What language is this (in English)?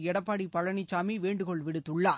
Tamil